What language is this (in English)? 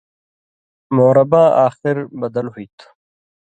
Indus Kohistani